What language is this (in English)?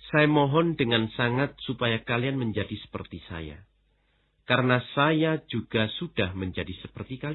Indonesian